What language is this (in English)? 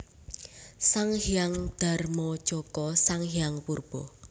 Javanese